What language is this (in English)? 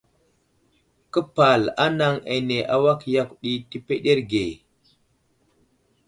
Wuzlam